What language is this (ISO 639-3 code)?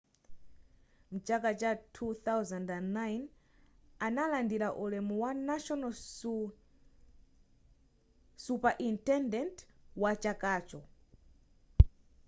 nya